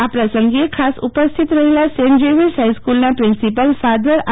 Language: Gujarati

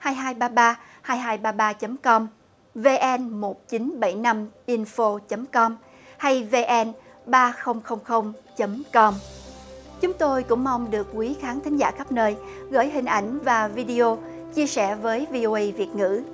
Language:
Vietnamese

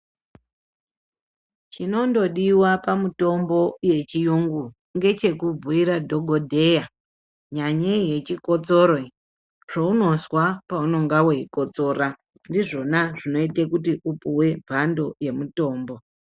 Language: Ndau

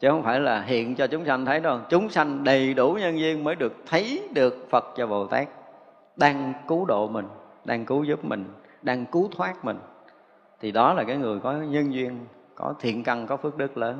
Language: Vietnamese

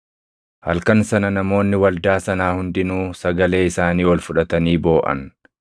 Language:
Oromo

